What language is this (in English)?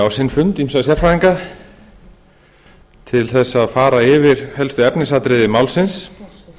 Icelandic